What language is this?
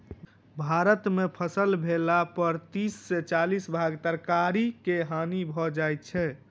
Maithili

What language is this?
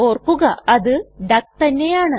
Malayalam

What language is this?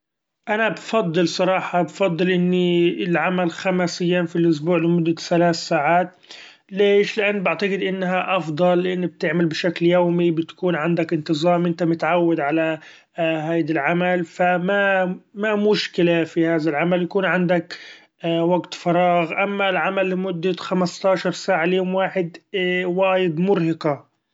Gulf Arabic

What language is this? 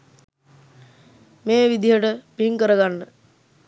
Sinhala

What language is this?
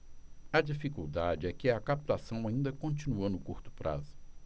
Portuguese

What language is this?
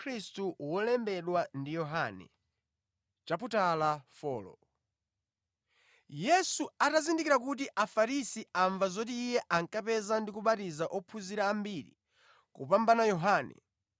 Nyanja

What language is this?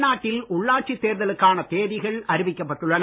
Tamil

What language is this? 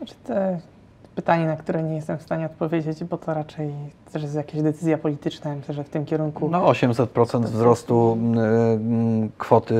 Polish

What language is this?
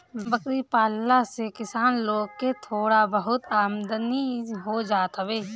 Bhojpuri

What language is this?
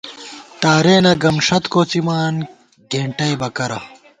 Gawar-Bati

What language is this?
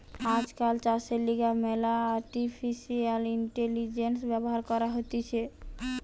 Bangla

